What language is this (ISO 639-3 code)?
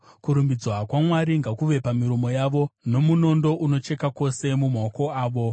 sna